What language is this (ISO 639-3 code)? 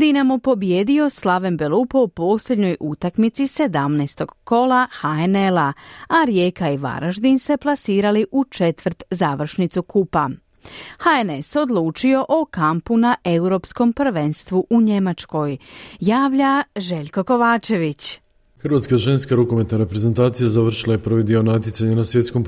hrv